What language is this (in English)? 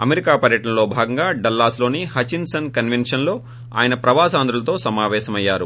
Telugu